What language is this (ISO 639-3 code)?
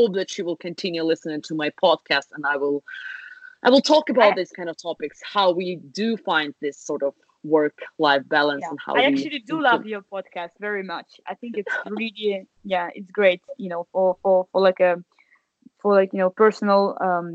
rus